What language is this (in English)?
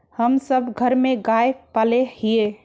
Magahi